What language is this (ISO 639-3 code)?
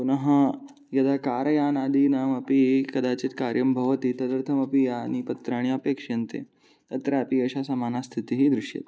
san